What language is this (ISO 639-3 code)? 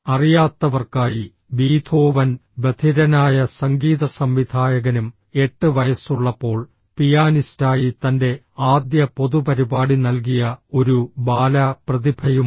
mal